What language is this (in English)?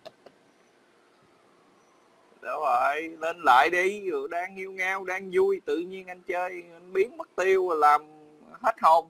Vietnamese